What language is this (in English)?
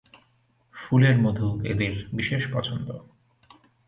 Bangla